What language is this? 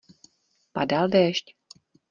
Czech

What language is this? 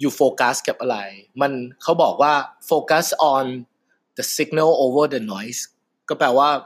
Thai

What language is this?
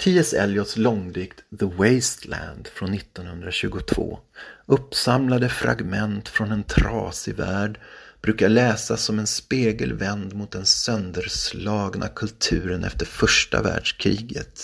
Swedish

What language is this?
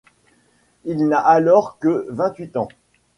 French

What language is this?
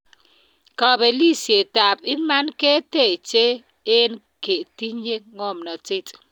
Kalenjin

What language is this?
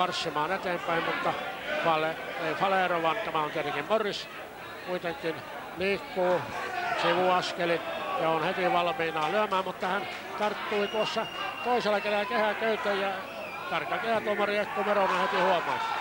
Finnish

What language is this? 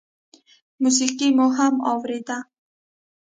Pashto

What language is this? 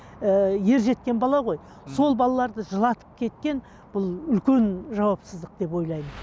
Kazakh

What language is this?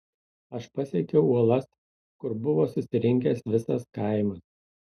Lithuanian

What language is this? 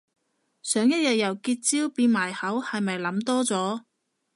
Cantonese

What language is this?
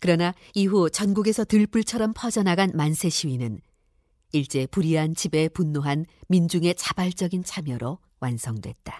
Korean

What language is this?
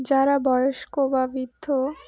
Bangla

